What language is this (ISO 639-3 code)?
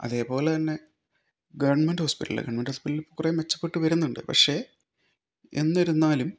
mal